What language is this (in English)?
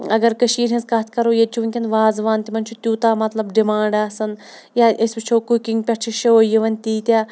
Kashmiri